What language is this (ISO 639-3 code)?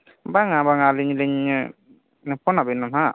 sat